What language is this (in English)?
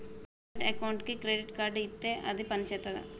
Telugu